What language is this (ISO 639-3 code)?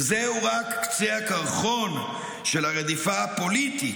heb